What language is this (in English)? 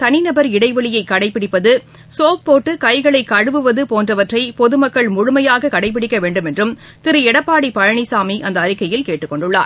Tamil